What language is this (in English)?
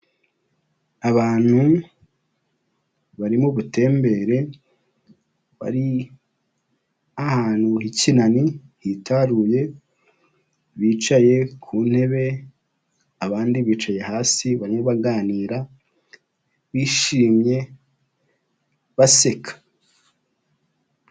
Kinyarwanda